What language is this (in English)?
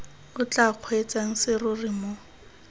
Tswana